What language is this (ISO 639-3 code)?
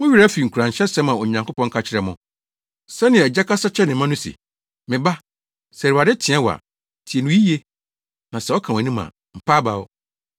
aka